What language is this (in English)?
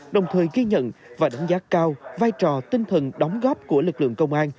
Vietnamese